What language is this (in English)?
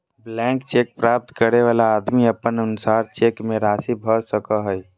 Magahi